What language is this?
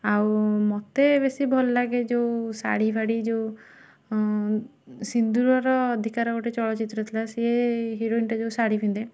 Odia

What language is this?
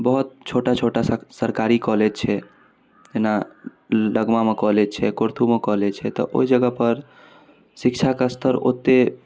Maithili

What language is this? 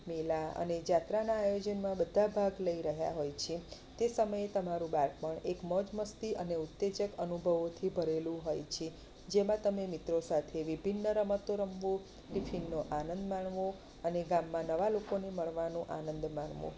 Gujarati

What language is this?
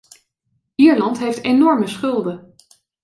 Dutch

